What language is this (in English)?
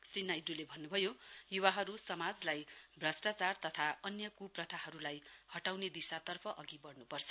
Nepali